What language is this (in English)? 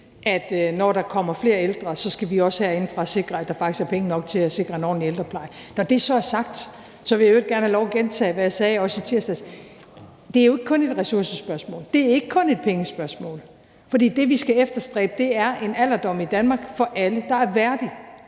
Danish